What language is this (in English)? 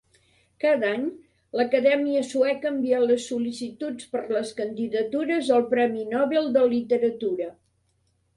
Catalan